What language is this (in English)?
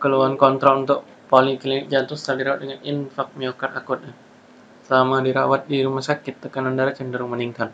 Indonesian